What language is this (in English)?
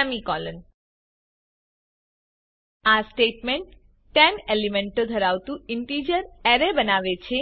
Gujarati